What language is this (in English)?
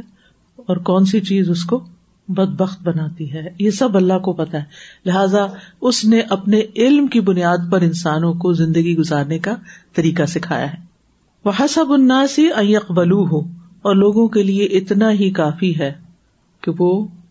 Urdu